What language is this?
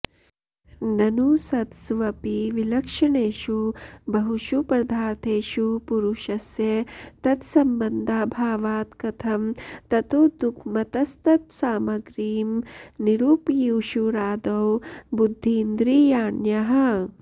Sanskrit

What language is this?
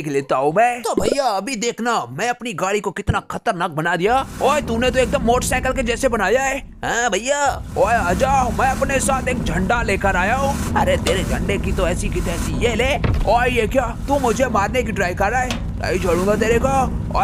Hindi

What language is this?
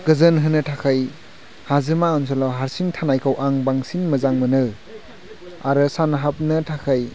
Bodo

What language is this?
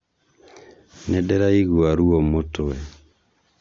Kikuyu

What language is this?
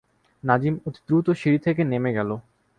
Bangla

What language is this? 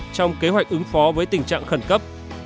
Vietnamese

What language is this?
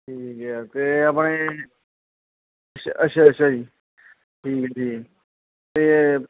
Punjabi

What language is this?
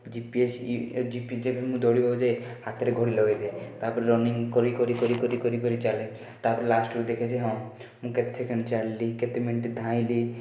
Odia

